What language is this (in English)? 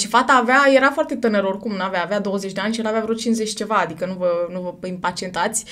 Romanian